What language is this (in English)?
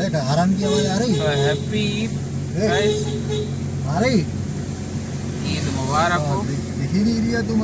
Hindi